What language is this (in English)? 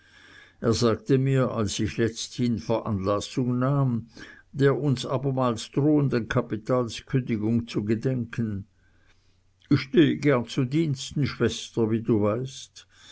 German